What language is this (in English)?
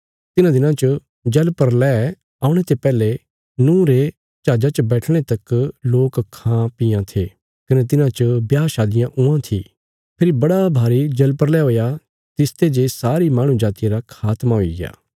Bilaspuri